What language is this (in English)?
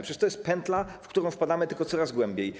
Polish